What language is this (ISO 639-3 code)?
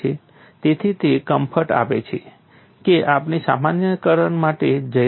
guj